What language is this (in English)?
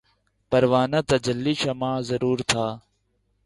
Urdu